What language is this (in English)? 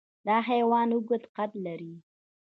Pashto